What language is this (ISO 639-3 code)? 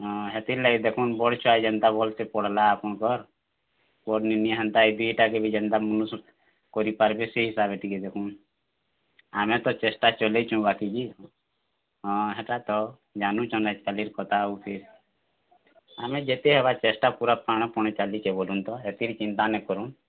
ori